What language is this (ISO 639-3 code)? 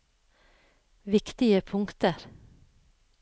nor